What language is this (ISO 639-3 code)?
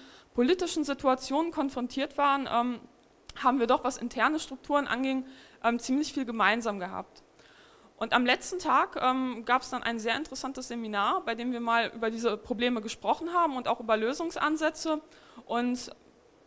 deu